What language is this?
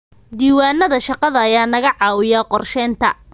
Somali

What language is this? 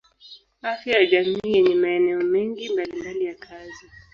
Swahili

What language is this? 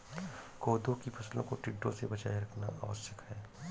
Hindi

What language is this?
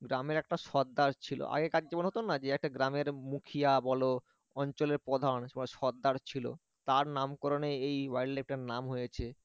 Bangla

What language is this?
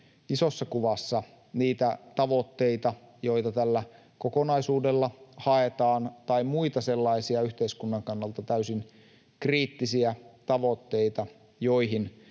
Finnish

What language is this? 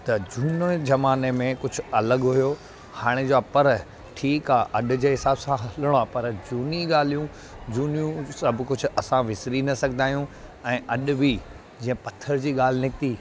Sindhi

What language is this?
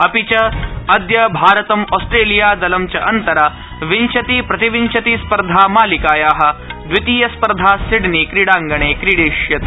Sanskrit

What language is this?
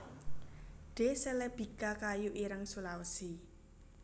Javanese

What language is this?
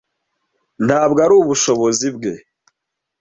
Kinyarwanda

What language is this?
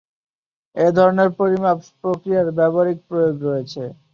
Bangla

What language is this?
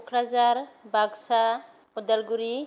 Bodo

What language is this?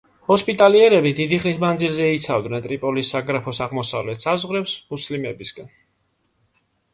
Georgian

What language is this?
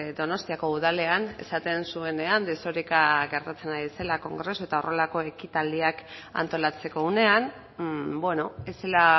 Basque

